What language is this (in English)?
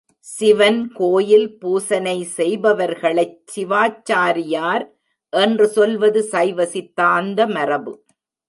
Tamil